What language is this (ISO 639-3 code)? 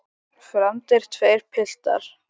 isl